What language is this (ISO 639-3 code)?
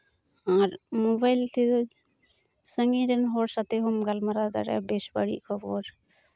sat